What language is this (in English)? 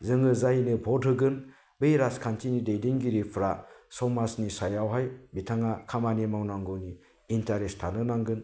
Bodo